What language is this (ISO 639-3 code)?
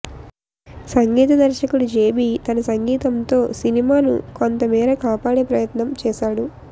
tel